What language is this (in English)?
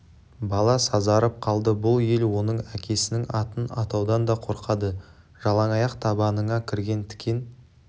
Kazakh